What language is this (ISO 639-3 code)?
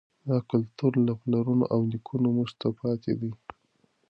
pus